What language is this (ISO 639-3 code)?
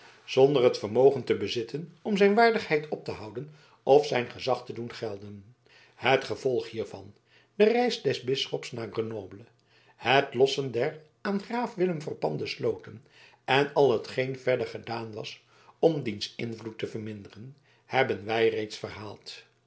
nld